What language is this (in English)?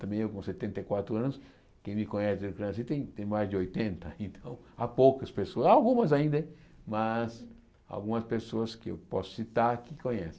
Portuguese